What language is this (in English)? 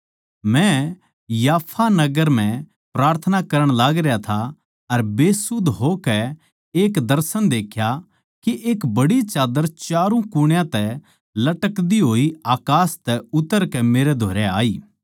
Haryanvi